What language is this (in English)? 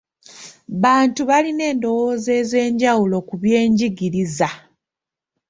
Ganda